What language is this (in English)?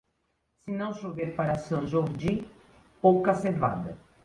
Portuguese